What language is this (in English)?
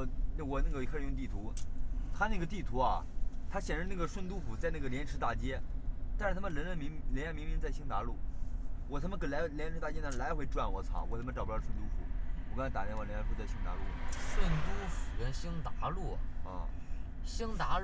Chinese